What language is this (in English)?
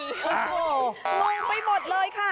Thai